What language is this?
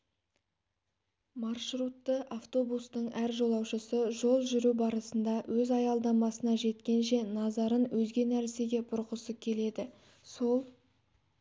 Kazakh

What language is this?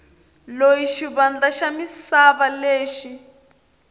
Tsonga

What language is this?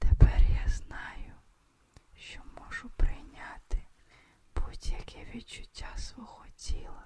Ukrainian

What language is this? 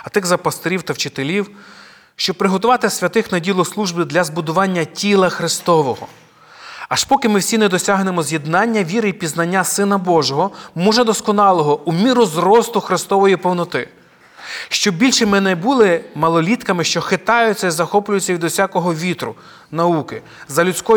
Ukrainian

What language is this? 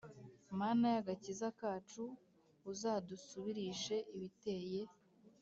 Kinyarwanda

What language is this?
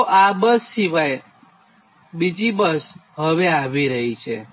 Gujarati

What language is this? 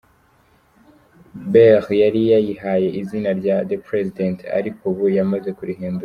Kinyarwanda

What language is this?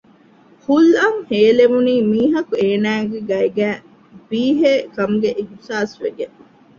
Divehi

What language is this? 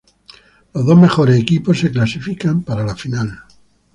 Spanish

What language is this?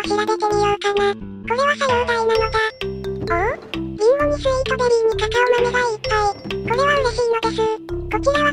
Japanese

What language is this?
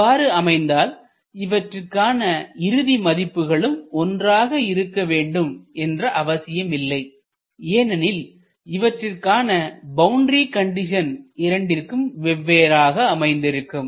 Tamil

